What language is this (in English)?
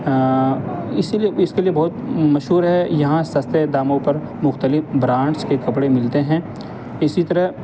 Urdu